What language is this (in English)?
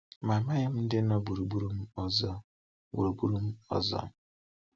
Igbo